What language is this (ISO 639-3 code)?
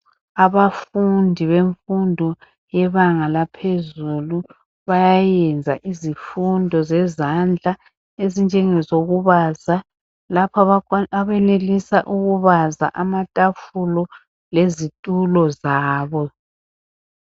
nde